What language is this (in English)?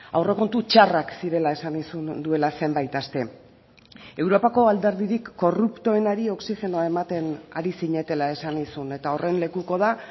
Basque